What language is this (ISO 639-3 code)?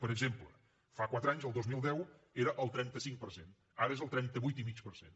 cat